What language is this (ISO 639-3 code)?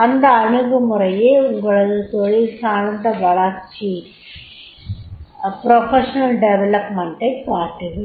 tam